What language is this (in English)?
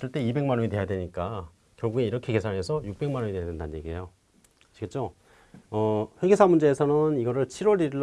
Korean